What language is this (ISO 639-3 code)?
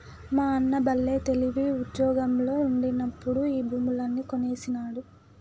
tel